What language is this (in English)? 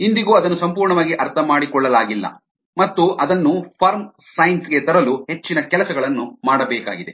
Kannada